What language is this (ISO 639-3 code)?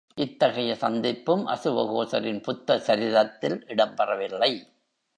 tam